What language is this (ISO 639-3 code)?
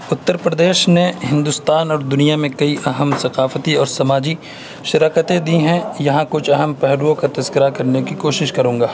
urd